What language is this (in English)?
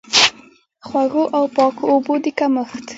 Pashto